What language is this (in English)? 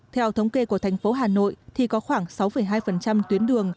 Vietnamese